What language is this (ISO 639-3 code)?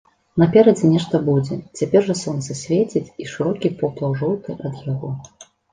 bel